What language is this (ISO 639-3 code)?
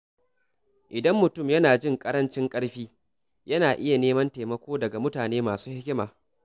hau